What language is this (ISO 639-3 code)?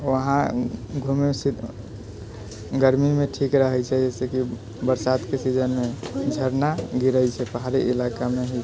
mai